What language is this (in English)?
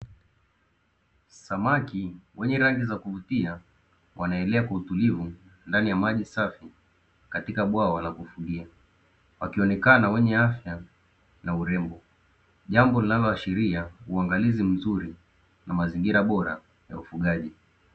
Swahili